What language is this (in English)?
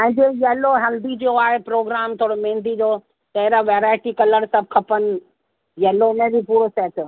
Sindhi